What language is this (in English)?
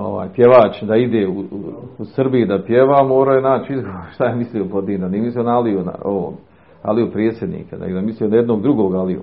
Croatian